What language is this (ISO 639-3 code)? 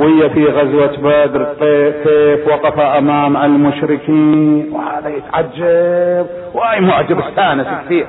ara